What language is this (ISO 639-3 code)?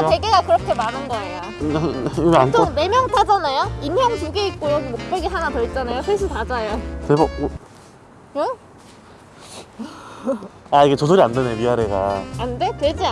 kor